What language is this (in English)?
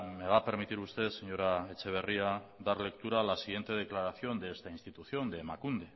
Spanish